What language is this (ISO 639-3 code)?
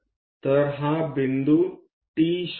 mar